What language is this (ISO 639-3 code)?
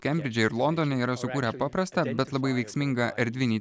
lit